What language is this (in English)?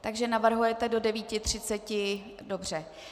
Czech